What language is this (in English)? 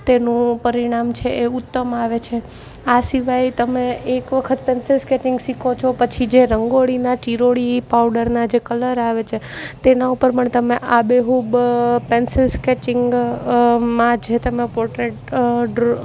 Gujarati